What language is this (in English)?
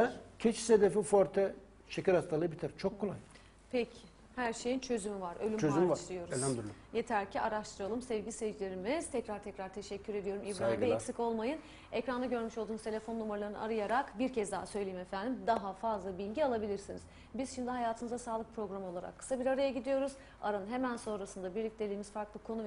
Turkish